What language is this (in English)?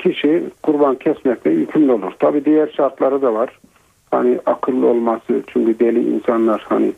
Turkish